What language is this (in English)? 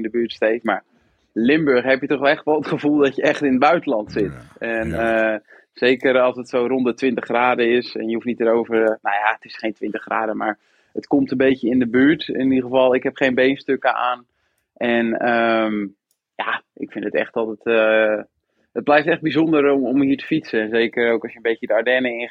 Dutch